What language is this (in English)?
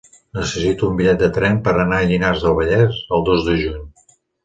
Catalan